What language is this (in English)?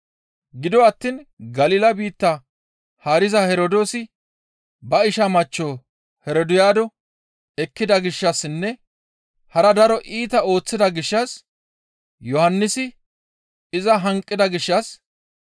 Gamo